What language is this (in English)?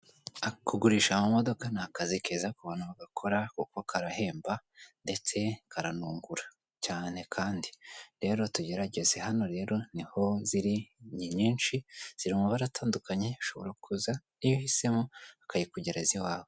Kinyarwanda